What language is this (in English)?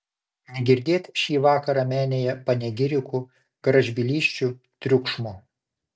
Lithuanian